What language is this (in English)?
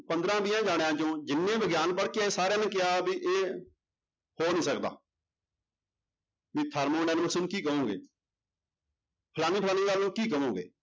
Punjabi